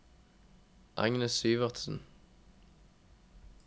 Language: Norwegian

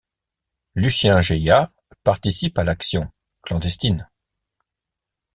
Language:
French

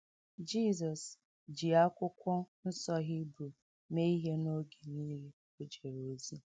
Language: Igbo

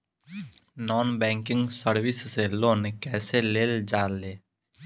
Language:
Bhojpuri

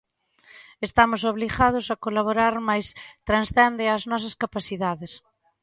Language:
Galician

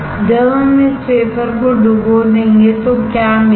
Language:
Hindi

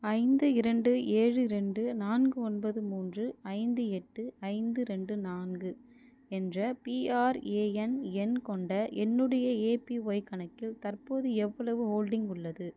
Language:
Tamil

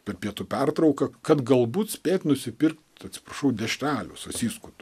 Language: Lithuanian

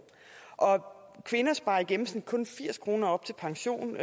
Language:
Danish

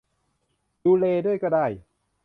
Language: Thai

